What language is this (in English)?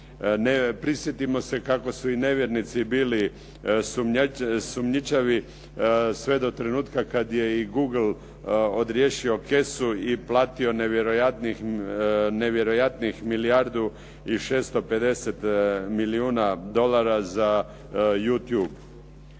Croatian